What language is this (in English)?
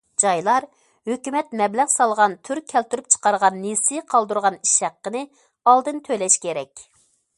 Uyghur